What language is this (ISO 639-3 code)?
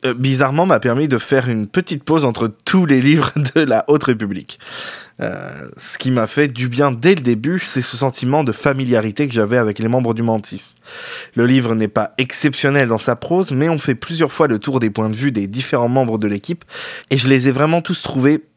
fra